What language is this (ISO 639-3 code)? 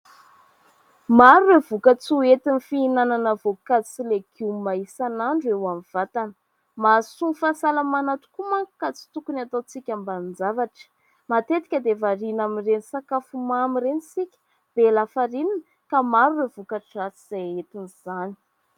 mlg